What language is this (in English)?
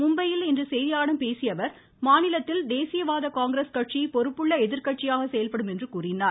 Tamil